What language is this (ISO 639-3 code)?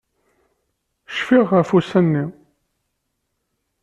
kab